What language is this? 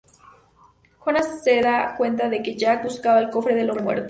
Spanish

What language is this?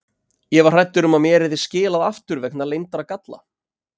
Icelandic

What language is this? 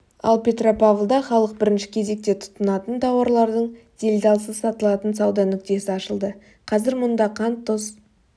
Kazakh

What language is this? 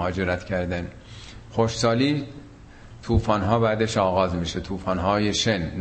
Persian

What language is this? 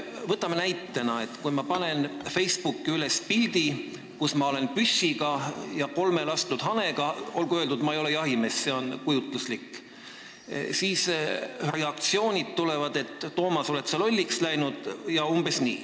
Estonian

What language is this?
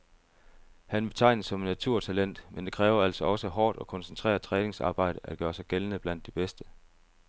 Danish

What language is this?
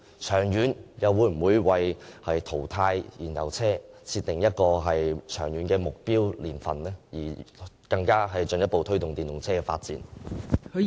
Cantonese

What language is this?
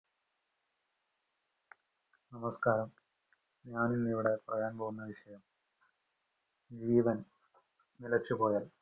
Malayalam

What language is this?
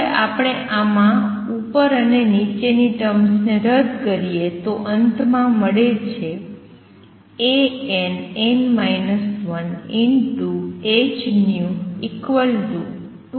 Gujarati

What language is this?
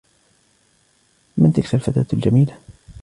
Arabic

